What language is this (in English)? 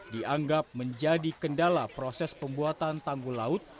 Indonesian